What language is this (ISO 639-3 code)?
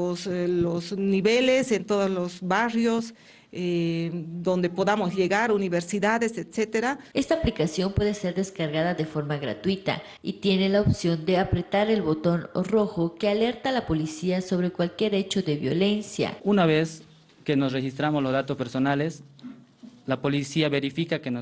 spa